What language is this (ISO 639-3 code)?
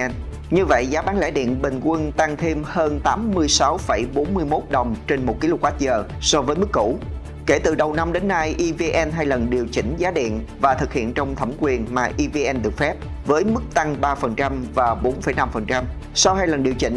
vie